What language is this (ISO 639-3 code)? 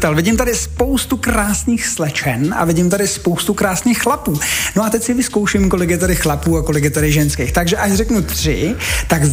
ces